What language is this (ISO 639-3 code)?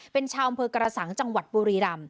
tha